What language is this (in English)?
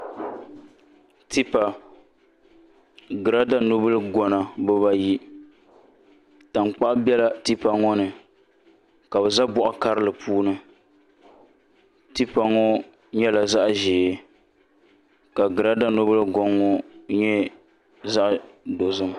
Dagbani